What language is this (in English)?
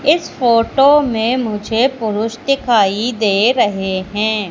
Hindi